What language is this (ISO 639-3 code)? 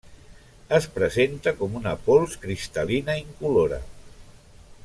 cat